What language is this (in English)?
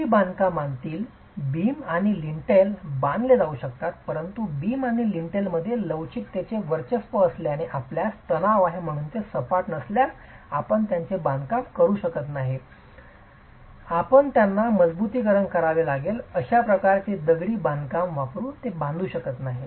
Marathi